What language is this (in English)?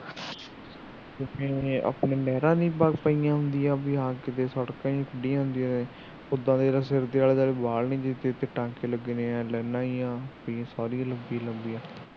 Punjabi